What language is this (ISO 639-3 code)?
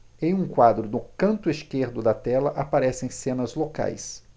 por